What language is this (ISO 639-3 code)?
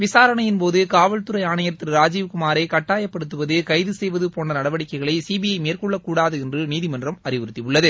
tam